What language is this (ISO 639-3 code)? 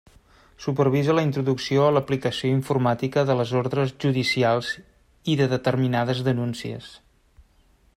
cat